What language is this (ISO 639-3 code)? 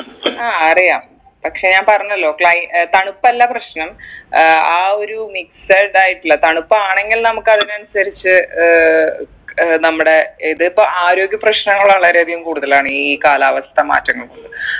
mal